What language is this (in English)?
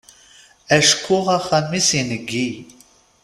Kabyle